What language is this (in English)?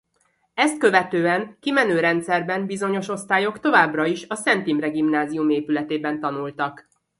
Hungarian